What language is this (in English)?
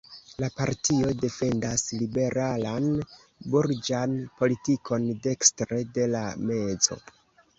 Esperanto